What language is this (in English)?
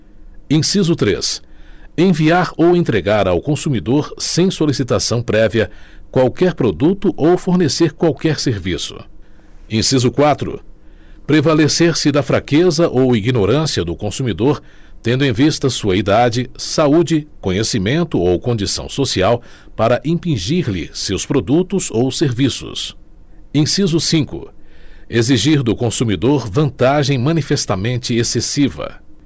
Portuguese